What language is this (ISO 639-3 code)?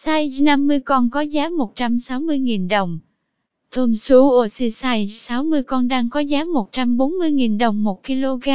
vie